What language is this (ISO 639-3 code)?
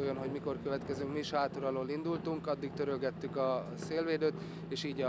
hun